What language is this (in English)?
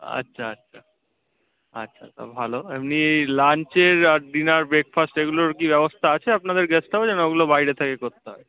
Bangla